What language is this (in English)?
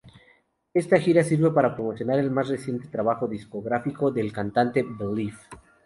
Spanish